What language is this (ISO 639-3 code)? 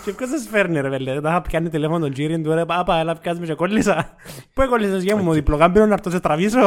ell